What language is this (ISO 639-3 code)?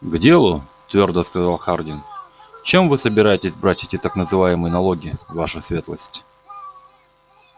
rus